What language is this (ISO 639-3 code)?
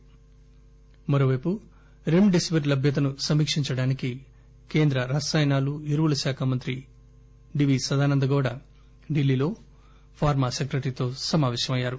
tel